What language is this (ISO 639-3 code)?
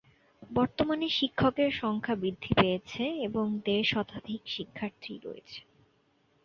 ben